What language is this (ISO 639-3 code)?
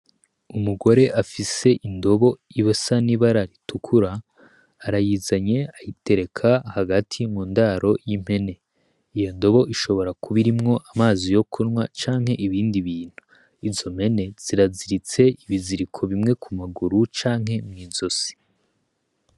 run